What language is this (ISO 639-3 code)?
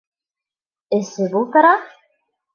bak